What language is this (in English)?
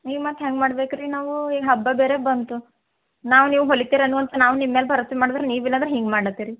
Kannada